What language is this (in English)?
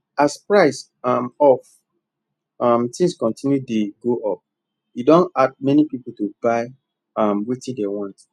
Nigerian Pidgin